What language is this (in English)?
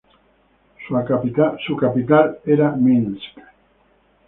Spanish